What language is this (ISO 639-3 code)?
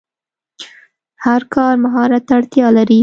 pus